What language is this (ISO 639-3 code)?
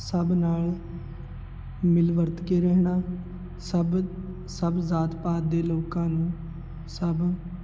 pan